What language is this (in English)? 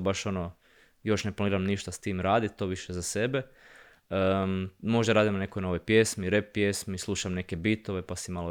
Croatian